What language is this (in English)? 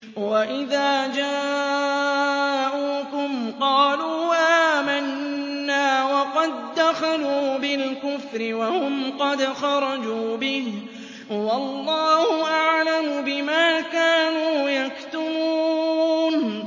Arabic